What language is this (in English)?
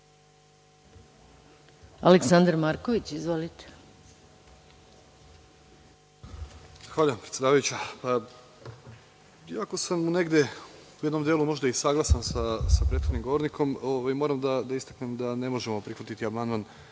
Serbian